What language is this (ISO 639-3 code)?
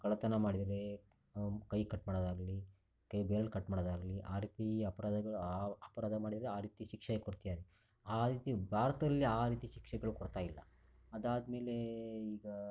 kan